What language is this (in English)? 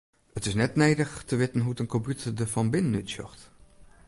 Western Frisian